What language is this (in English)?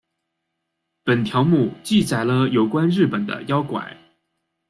Chinese